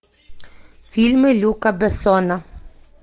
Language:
Russian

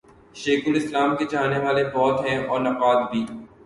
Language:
Urdu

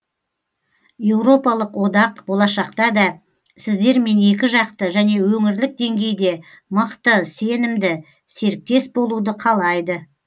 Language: Kazakh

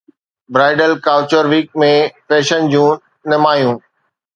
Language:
Sindhi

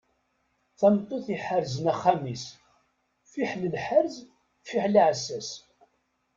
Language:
Kabyle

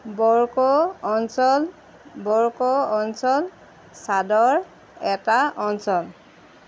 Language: Assamese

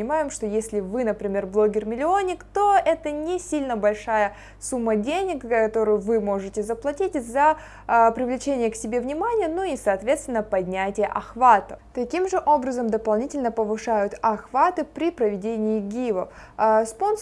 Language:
Russian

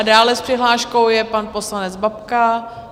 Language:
Czech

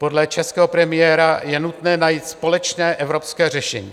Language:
Czech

